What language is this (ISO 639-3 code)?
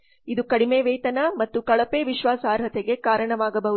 kan